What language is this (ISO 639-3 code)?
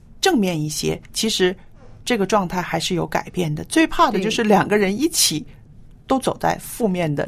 zho